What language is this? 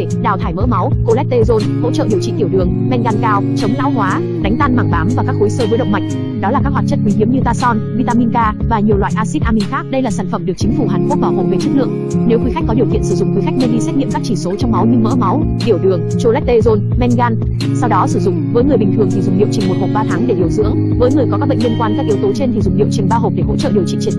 Vietnamese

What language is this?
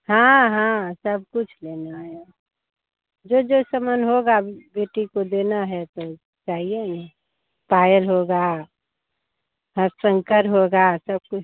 Hindi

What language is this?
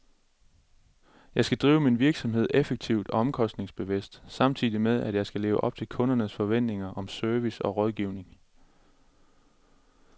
Danish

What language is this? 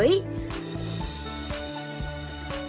Vietnamese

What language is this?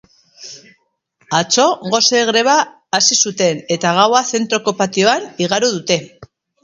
Basque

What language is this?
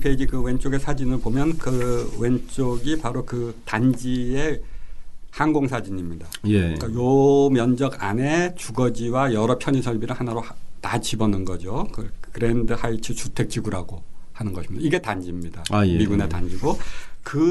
Korean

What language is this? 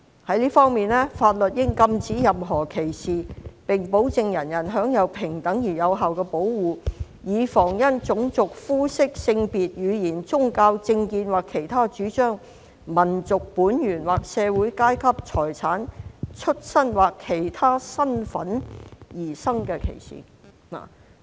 Cantonese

